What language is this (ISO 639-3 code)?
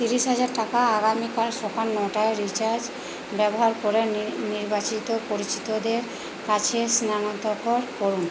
ben